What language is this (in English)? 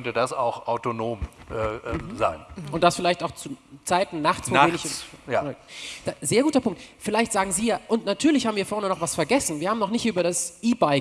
German